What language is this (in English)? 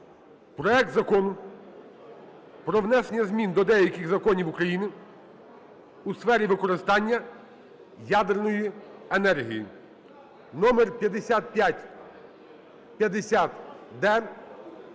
Ukrainian